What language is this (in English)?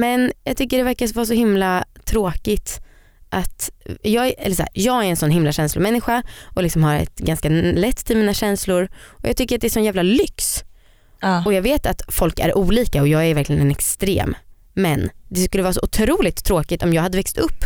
Swedish